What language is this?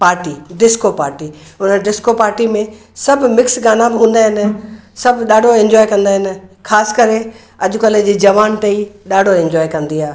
Sindhi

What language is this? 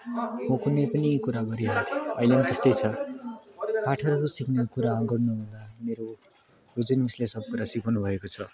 Nepali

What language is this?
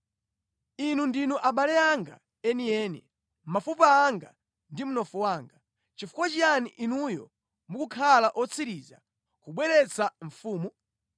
Nyanja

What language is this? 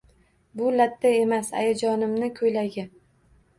Uzbek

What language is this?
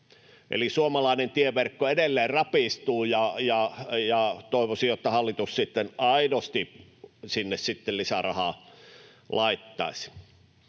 Finnish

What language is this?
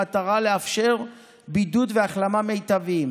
Hebrew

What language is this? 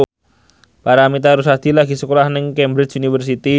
Javanese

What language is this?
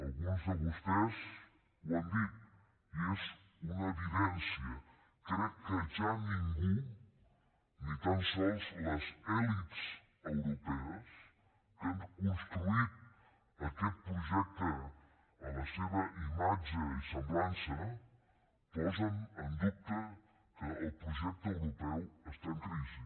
Catalan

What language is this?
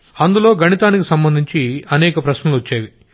Telugu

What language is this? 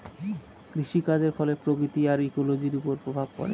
Bangla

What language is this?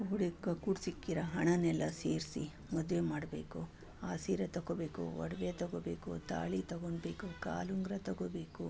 Kannada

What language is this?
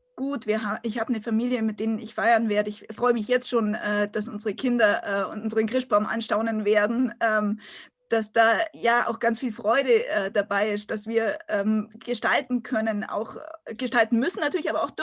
German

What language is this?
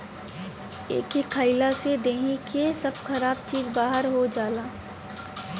Bhojpuri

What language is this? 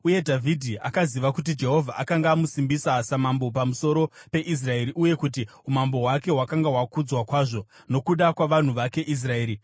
Shona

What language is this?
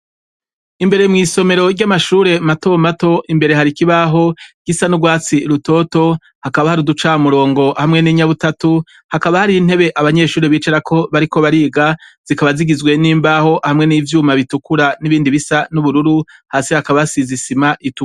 Rundi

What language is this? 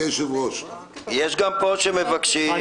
Hebrew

